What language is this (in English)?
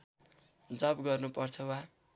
Nepali